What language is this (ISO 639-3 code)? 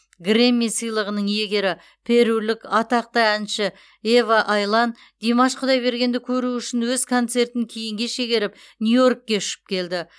kaz